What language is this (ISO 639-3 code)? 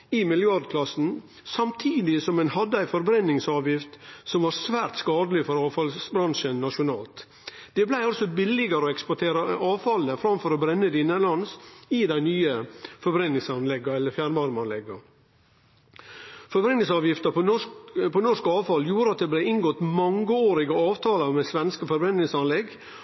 nno